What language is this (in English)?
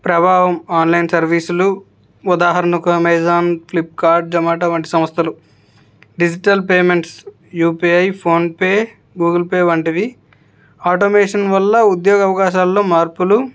Telugu